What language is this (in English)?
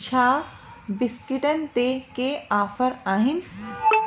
Sindhi